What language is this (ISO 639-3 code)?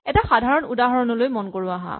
asm